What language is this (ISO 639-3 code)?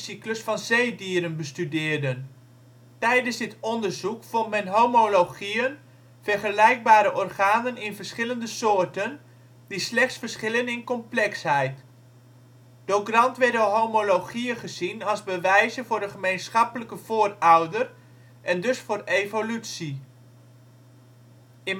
nld